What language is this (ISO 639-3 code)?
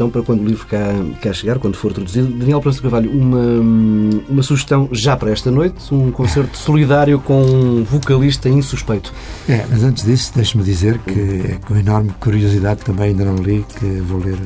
por